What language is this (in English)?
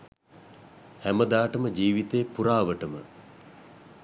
Sinhala